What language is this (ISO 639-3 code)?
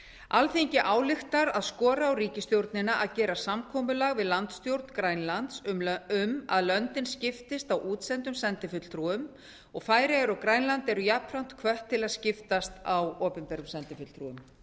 isl